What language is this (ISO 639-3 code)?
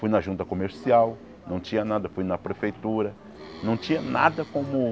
por